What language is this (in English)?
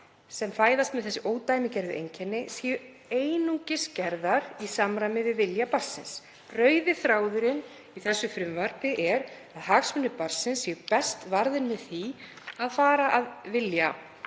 Icelandic